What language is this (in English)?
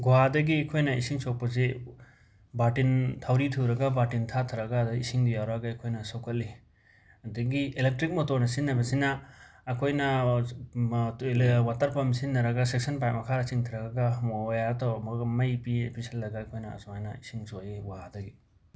Manipuri